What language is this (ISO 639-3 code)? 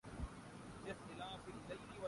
urd